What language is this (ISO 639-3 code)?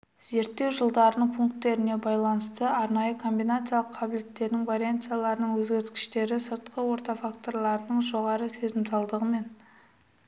kaz